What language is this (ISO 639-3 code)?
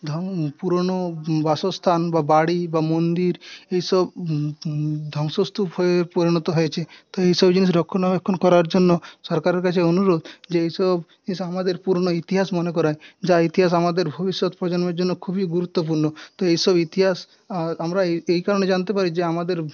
ben